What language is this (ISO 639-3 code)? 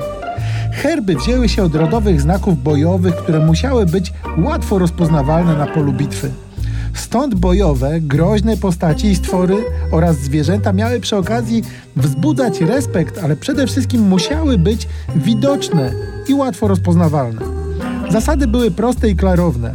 pol